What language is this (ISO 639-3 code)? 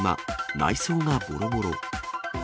jpn